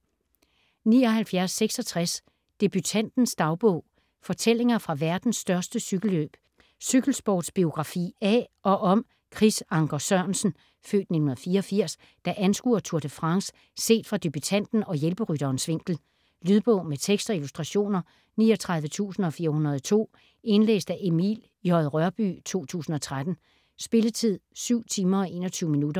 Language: Danish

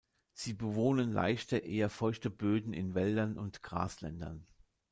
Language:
German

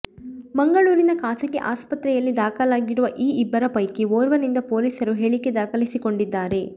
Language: Kannada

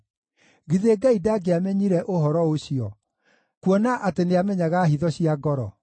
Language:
Kikuyu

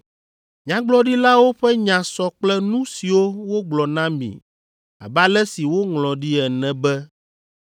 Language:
Ewe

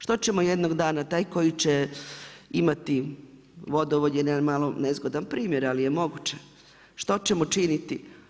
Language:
Croatian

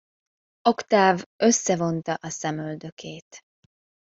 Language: Hungarian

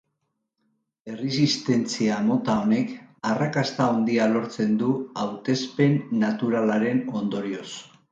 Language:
Basque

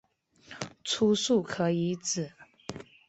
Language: Chinese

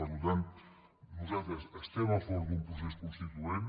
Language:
Catalan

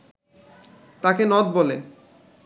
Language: Bangla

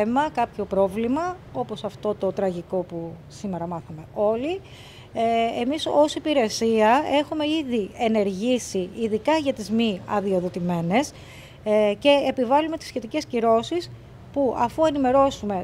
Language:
Greek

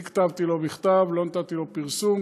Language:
Hebrew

